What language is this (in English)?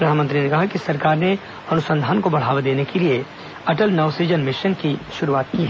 Hindi